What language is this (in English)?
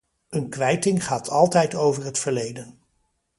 Dutch